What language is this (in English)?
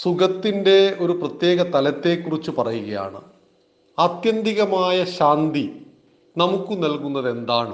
Malayalam